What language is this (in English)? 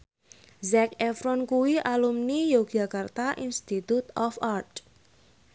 Javanese